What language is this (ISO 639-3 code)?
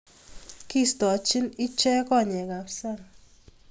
kln